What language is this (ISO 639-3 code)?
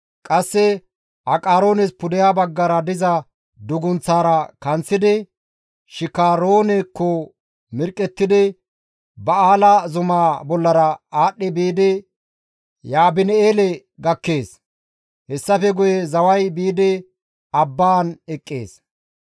gmv